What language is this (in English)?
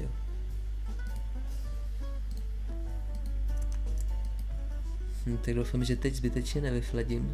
Czech